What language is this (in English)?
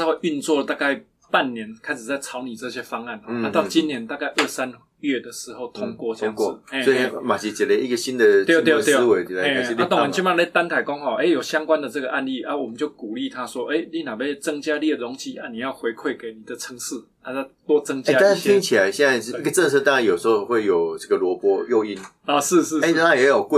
Chinese